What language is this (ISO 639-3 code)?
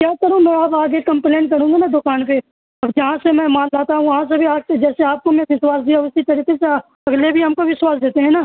urd